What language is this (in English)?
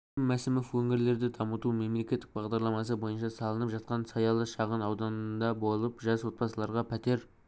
Kazakh